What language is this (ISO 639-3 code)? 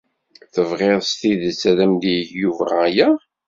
kab